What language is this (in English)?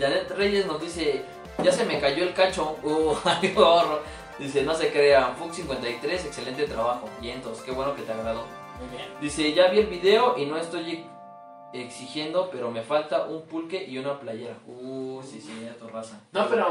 Spanish